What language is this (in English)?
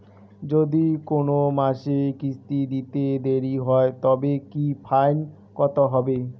Bangla